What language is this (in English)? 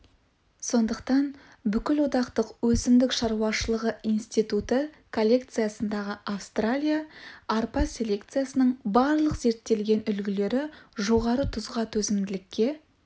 Kazakh